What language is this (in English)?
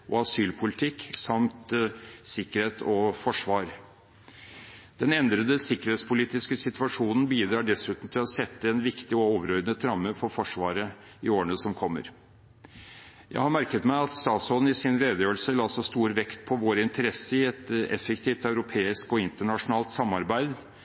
Norwegian Bokmål